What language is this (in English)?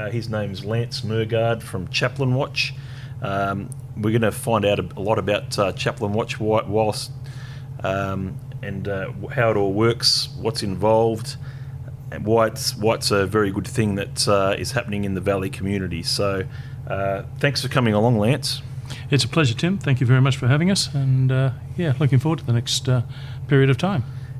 English